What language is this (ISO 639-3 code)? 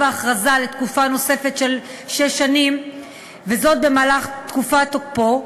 heb